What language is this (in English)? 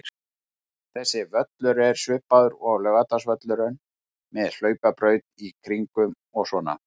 Icelandic